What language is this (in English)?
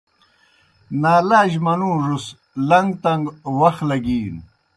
Kohistani Shina